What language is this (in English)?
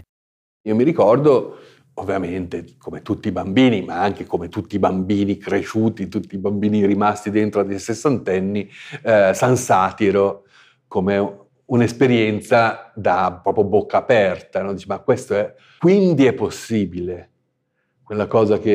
Italian